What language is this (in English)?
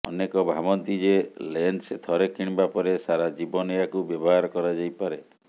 Odia